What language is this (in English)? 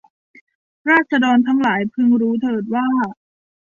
Thai